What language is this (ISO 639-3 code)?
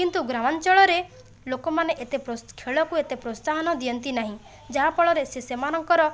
ori